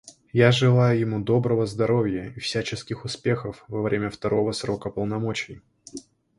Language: Russian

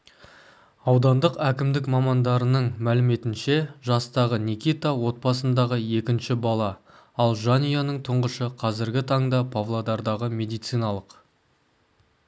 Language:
Kazakh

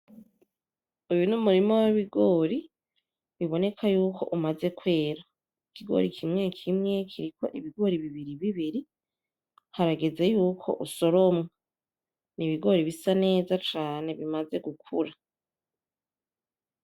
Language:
Rundi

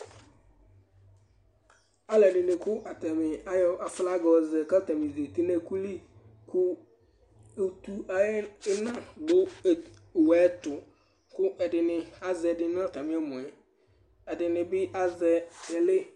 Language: Ikposo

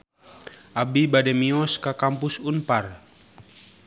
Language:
Sundanese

